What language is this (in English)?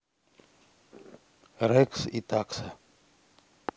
Russian